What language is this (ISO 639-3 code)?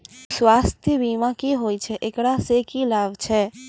mai